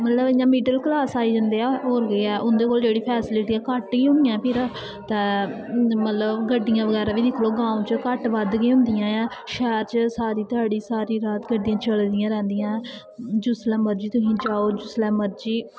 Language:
Dogri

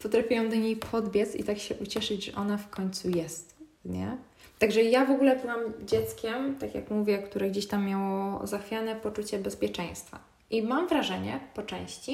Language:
Polish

